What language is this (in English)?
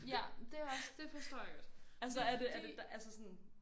Danish